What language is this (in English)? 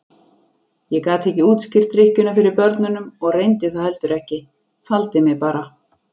Icelandic